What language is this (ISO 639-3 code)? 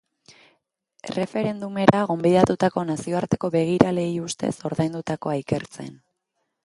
eus